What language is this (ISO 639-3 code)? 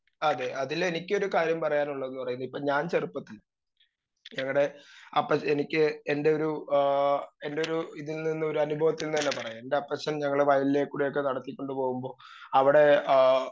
mal